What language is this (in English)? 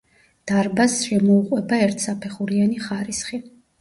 Georgian